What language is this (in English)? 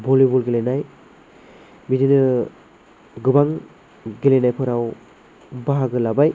Bodo